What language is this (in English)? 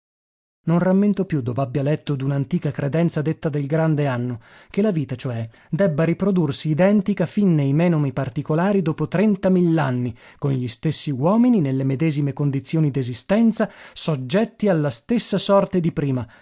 Italian